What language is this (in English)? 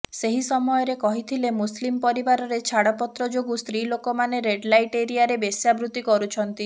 Odia